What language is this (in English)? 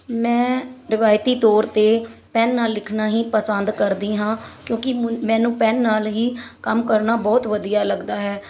Punjabi